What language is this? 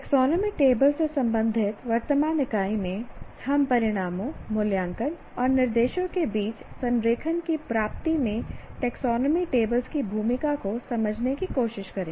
Hindi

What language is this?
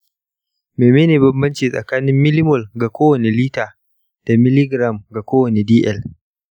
Hausa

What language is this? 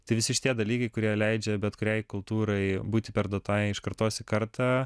Lithuanian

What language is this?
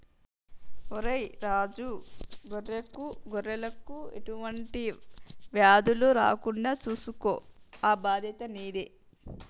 Telugu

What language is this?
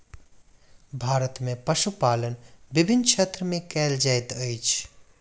Maithili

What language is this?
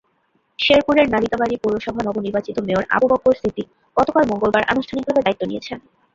Bangla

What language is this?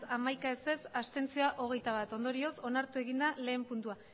Basque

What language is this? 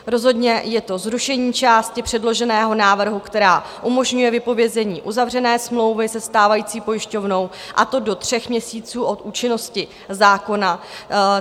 Czech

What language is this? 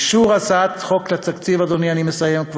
Hebrew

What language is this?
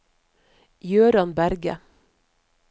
Norwegian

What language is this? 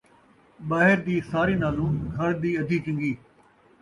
Saraiki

